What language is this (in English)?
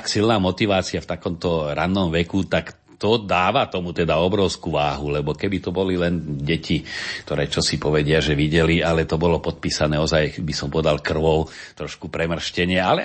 Slovak